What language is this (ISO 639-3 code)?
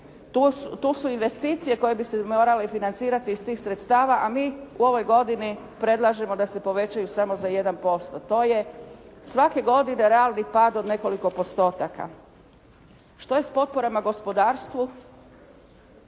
hrv